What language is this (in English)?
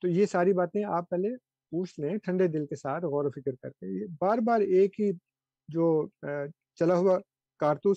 Urdu